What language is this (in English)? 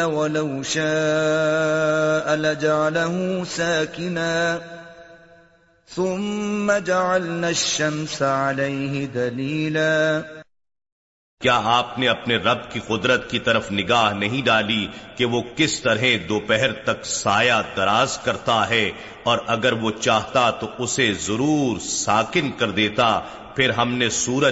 Urdu